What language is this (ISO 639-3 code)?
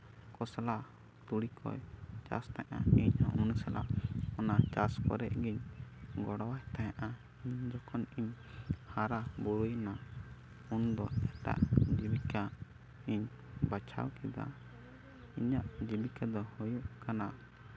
sat